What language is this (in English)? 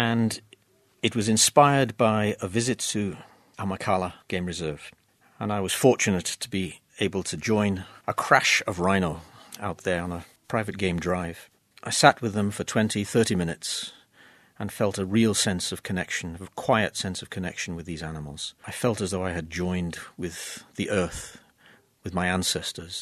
English